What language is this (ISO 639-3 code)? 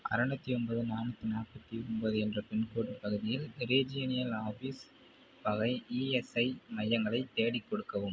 tam